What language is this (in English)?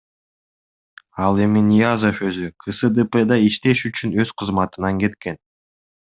Kyrgyz